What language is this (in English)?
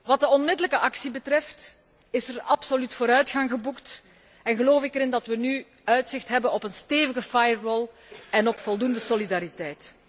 Dutch